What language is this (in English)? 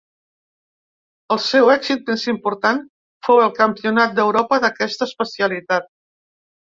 Catalan